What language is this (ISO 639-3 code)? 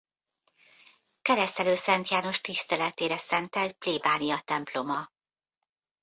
hun